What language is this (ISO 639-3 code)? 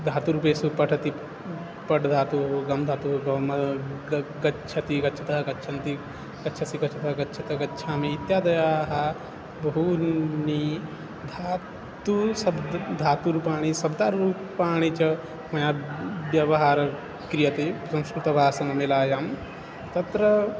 san